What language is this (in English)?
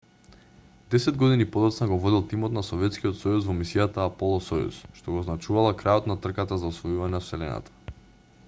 Macedonian